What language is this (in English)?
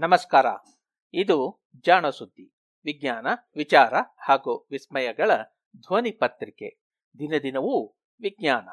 Kannada